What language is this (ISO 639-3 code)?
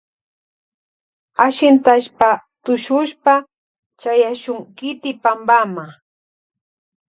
qvj